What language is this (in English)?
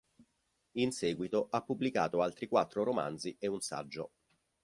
Italian